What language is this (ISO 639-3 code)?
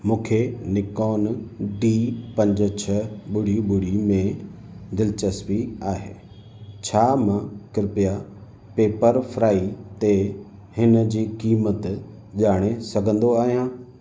snd